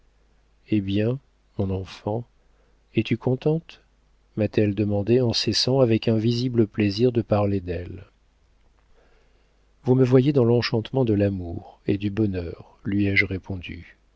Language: French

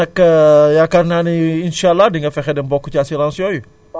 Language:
Wolof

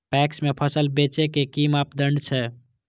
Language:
Maithili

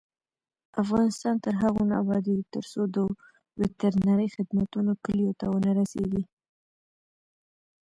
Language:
Pashto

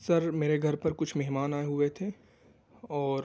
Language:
Urdu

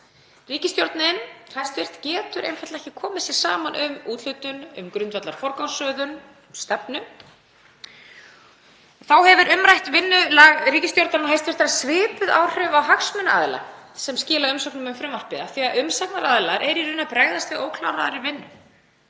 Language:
Icelandic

